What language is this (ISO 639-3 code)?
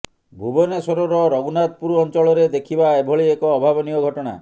ori